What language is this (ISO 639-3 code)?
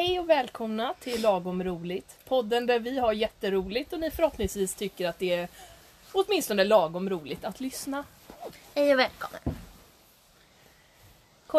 swe